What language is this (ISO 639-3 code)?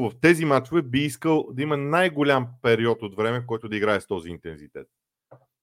bul